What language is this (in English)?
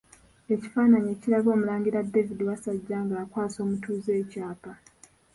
Ganda